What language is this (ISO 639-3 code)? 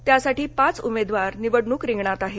mar